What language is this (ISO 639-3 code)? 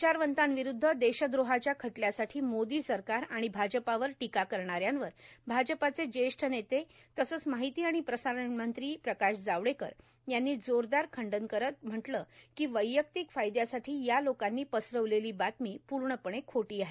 mar